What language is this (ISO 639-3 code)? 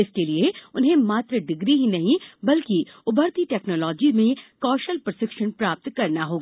hin